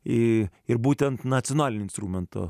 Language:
Lithuanian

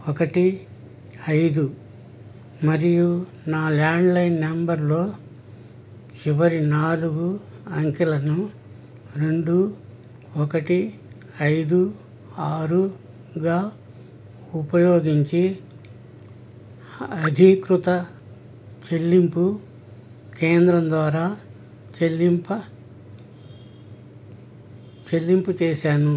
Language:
Telugu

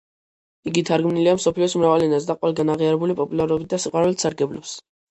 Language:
Georgian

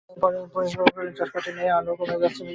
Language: Bangla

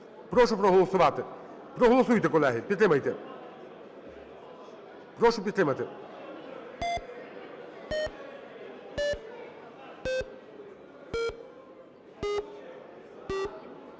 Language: Ukrainian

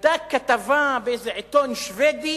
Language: Hebrew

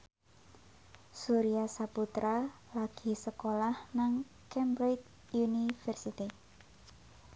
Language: Javanese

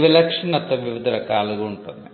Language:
Telugu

